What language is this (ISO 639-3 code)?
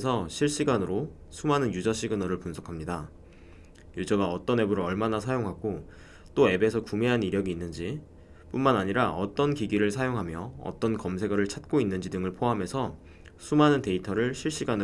kor